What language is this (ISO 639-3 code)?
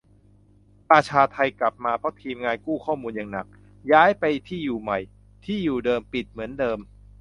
tha